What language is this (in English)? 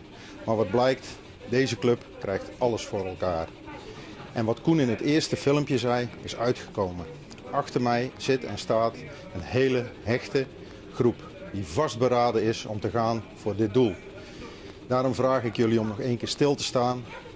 Dutch